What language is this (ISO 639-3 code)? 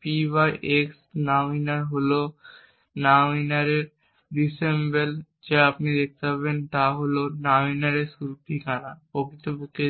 ben